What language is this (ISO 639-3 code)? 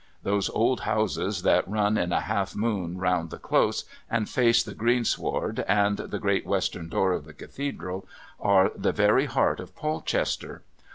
eng